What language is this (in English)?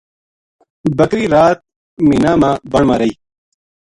Gujari